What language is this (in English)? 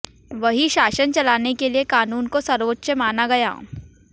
Hindi